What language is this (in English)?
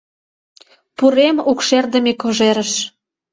Mari